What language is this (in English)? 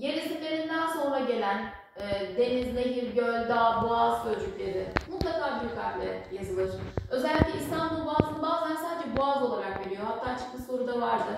Turkish